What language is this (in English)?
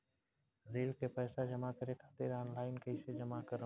Bhojpuri